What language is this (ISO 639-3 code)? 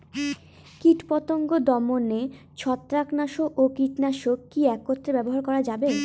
ben